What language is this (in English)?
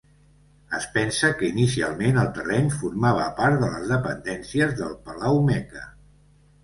Catalan